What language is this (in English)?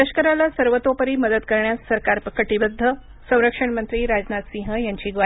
Marathi